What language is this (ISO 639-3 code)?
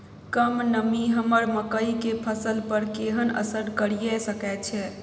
mai